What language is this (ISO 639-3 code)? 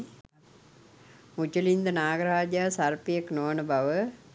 sin